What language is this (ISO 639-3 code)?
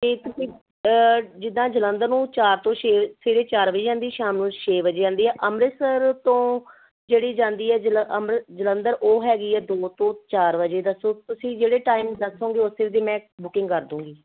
pan